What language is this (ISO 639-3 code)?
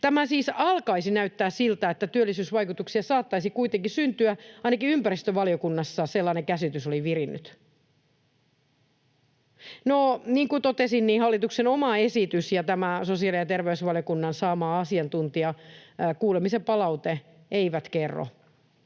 fin